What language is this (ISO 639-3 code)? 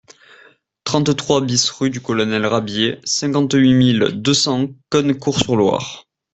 fra